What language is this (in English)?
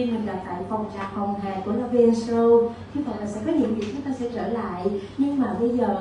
Vietnamese